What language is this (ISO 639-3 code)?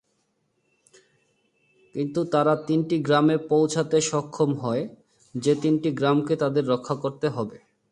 ben